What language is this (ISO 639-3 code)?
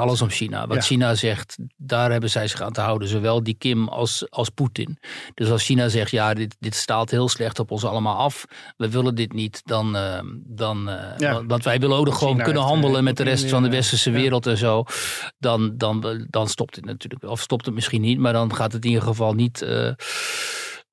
nld